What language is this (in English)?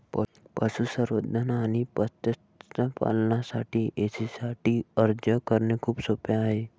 Marathi